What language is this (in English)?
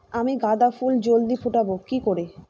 Bangla